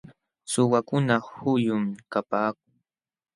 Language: Jauja Wanca Quechua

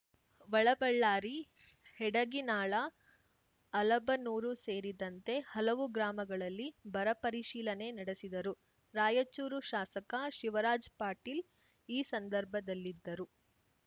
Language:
Kannada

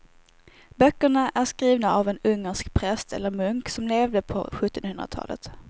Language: Swedish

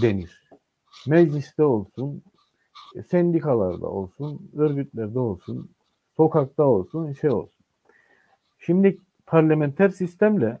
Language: Turkish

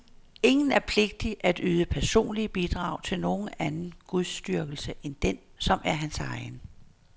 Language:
Danish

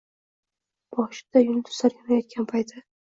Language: Uzbek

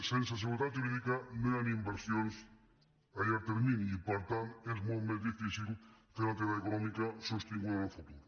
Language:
Catalan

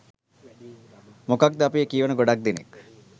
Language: Sinhala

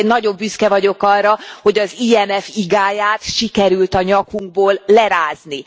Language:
Hungarian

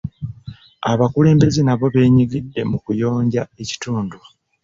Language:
Ganda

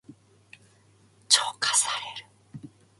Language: Japanese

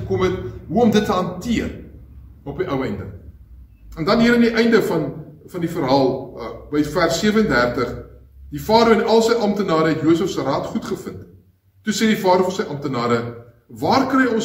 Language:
Dutch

